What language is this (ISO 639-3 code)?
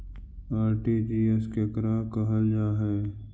mag